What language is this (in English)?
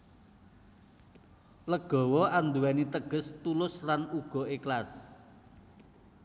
Javanese